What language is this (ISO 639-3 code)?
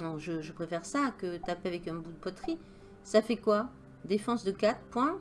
fra